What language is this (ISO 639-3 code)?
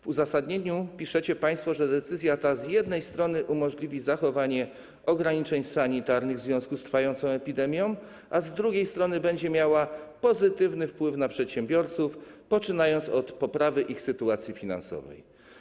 pol